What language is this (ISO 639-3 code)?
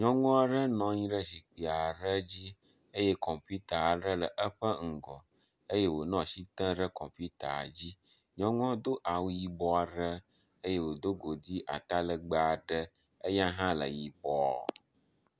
ewe